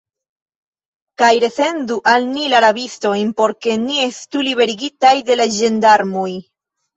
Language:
Esperanto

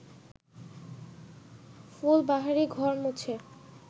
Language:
Bangla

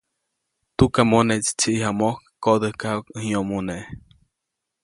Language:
Copainalá Zoque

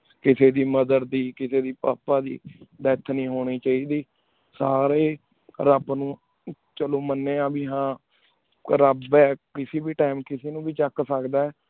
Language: Punjabi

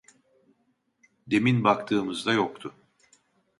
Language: Turkish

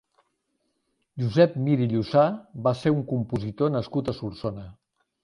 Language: Catalan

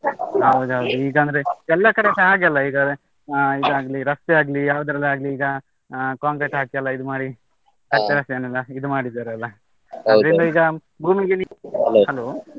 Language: Kannada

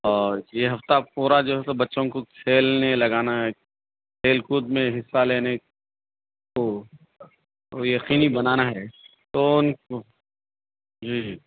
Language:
Urdu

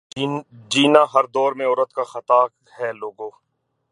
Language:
Urdu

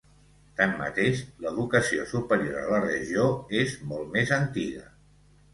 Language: Catalan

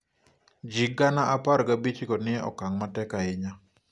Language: Luo (Kenya and Tanzania)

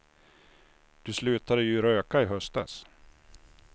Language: Swedish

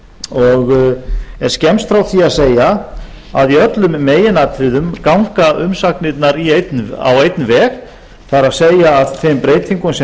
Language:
Icelandic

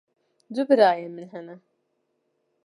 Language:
Kurdish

